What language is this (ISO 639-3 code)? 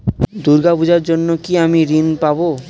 ben